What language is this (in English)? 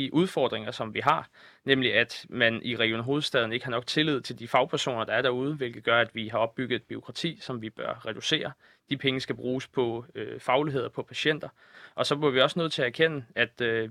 Danish